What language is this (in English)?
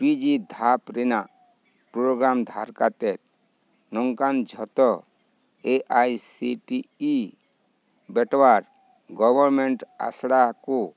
Santali